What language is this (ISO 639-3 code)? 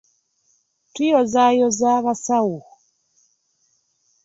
lug